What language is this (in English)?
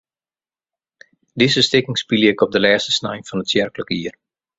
Western Frisian